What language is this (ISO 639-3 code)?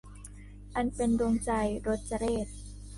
tha